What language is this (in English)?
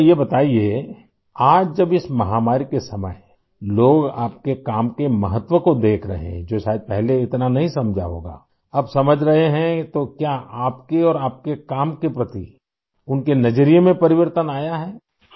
Urdu